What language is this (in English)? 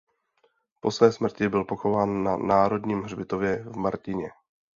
Czech